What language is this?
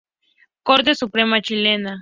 Spanish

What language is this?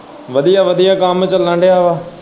Punjabi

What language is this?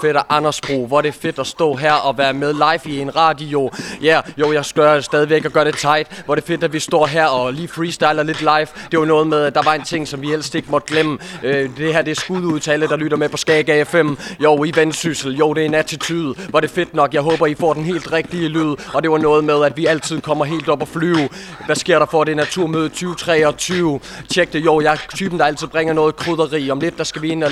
Danish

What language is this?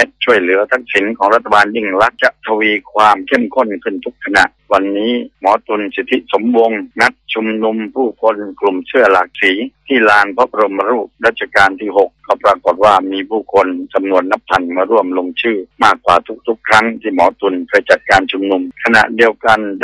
Thai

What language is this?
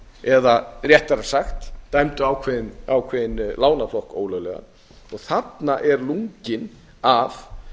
Icelandic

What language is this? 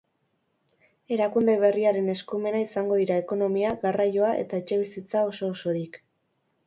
Basque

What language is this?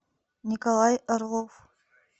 Russian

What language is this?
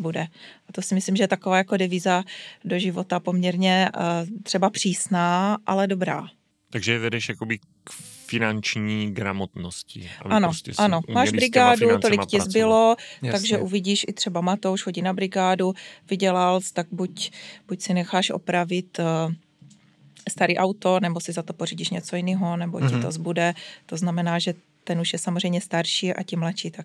Czech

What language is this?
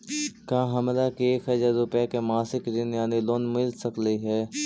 Magahi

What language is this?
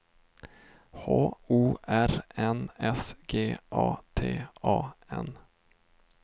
Swedish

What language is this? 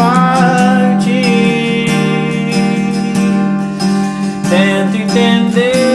Portuguese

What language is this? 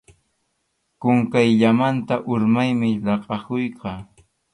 Arequipa-La Unión Quechua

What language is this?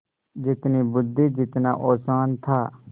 Hindi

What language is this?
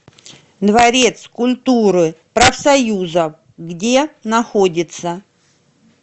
Russian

